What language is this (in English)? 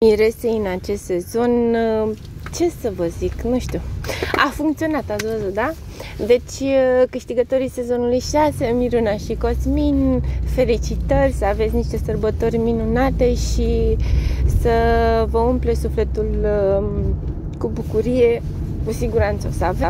Romanian